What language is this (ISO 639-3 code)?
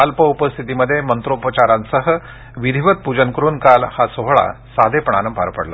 mar